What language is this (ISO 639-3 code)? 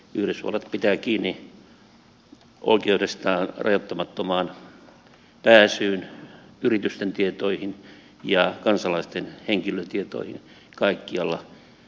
fin